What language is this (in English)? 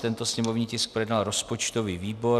Czech